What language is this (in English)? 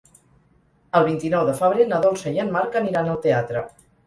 Catalan